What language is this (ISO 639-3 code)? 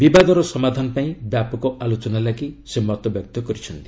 ori